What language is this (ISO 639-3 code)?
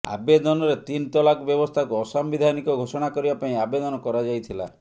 ori